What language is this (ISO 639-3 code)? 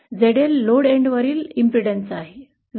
mar